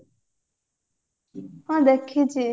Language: Odia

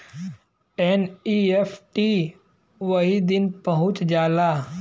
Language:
Bhojpuri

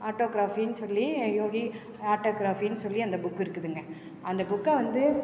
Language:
Tamil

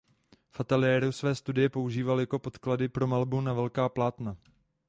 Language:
Czech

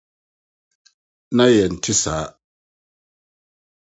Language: Akan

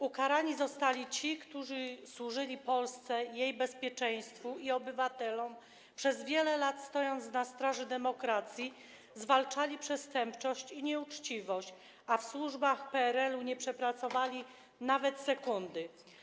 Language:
Polish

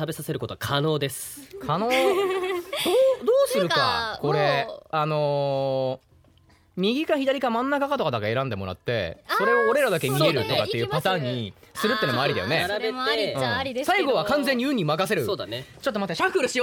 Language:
Japanese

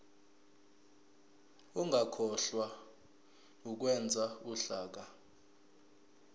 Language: Zulu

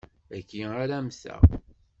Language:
Kabyle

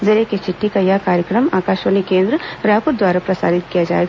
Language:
Hindi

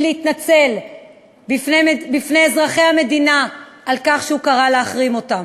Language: Hebrew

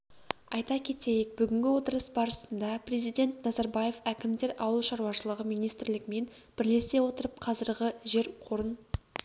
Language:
Kazakh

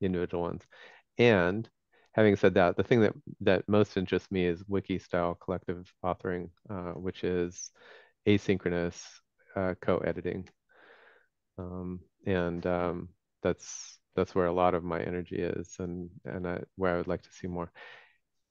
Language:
English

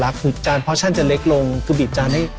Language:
Thai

